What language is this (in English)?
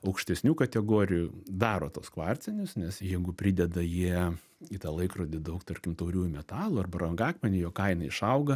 Lithuanian